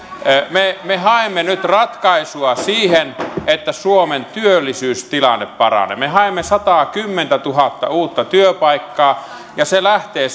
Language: Finnish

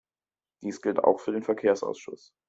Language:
German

